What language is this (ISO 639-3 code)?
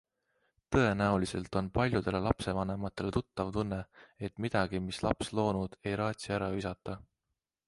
est